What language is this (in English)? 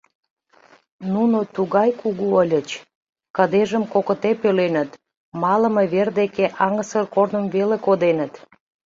Mari